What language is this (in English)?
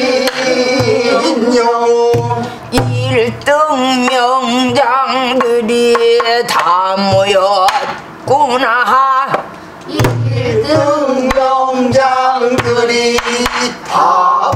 Korean